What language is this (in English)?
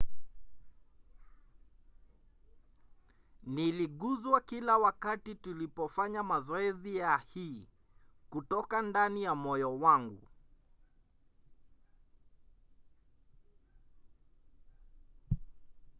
Swahili